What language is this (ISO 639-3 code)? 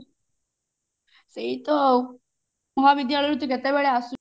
ori